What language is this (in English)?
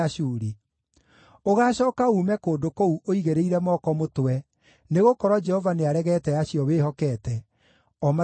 Kikuyu